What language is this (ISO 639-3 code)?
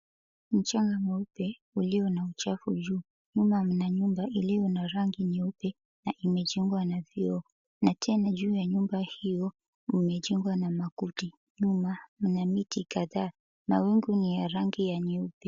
swa